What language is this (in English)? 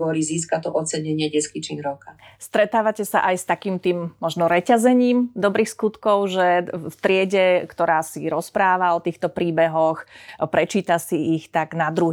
Slovak